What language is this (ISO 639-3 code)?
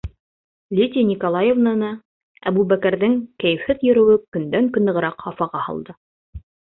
bak